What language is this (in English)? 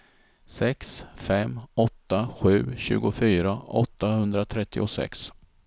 Swedish